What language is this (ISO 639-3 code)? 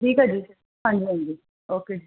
pan